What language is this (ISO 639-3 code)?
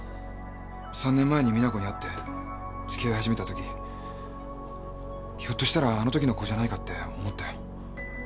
jpn